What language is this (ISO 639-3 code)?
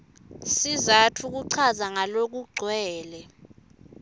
ssw